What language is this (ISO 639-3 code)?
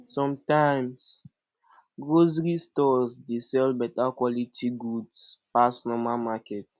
pcm